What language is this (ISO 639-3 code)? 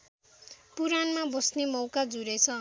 nep